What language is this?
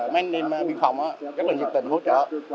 Vietnamese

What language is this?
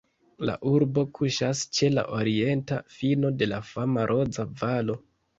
Esperanto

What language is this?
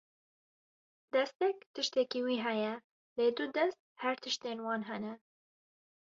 Kurdish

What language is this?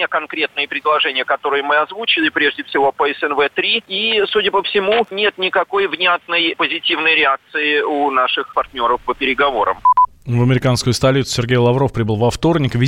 Russian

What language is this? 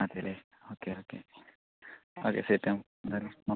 Malayalam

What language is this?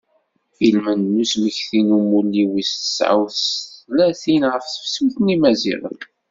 Kabyle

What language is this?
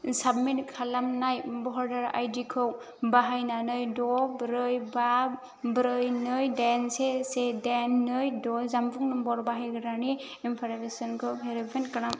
Bodo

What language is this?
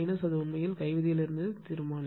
Tamil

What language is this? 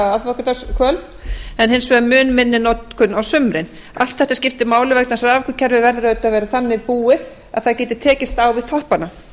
Icelandic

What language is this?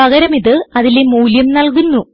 Malayalam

